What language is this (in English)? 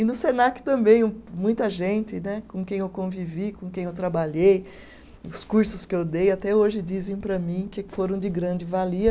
Portuguese